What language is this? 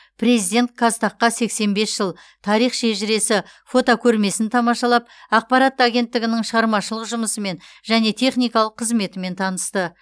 Kazakh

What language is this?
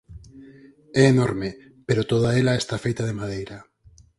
Galician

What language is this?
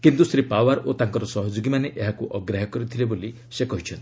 Odia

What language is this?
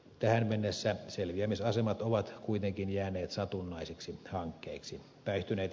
Finnish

